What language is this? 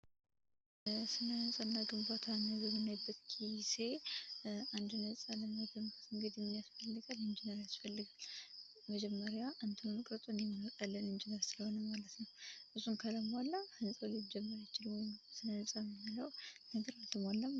Amharic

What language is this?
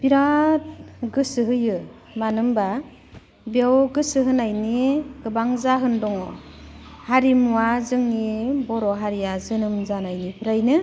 Bodo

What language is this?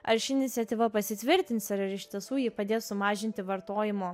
Lithuanian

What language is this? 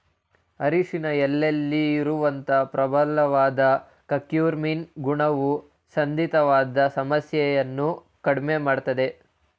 Kannada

